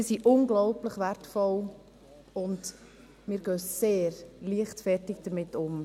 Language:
Swiss German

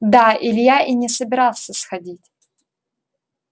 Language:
Russian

